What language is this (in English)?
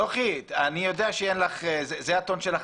Hebrew